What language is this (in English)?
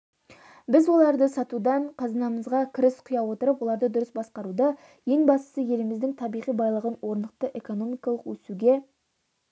Kazakh